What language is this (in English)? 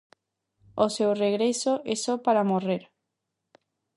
Galician